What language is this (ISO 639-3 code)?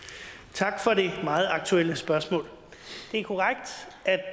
dan